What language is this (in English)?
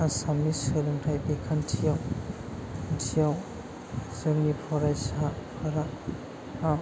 Bodo